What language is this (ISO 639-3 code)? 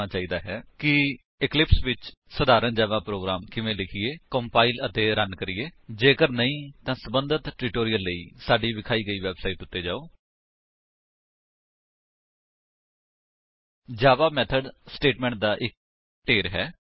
pan